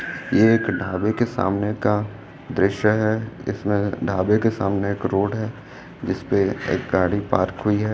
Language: Hindi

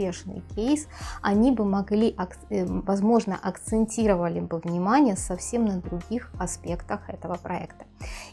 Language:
Russian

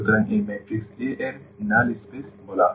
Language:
Bangla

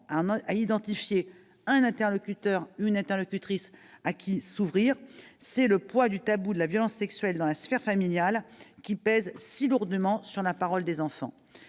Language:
French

